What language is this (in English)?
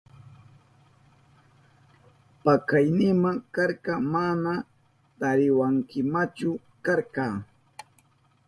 Southern Pastaza Quechua